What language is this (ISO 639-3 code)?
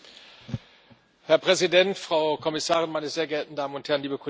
deu